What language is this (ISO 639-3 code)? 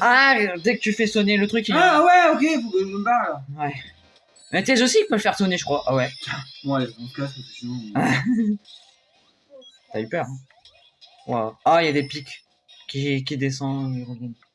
fra